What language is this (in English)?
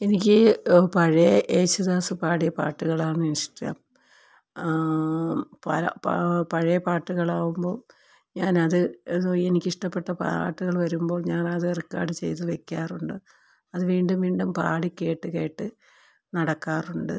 Malayalam